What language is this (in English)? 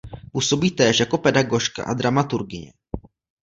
Czech